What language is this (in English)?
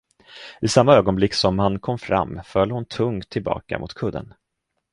Swedish